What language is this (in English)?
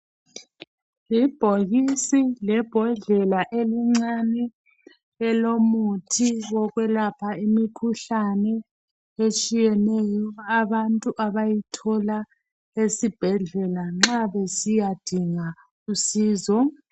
North Ndebele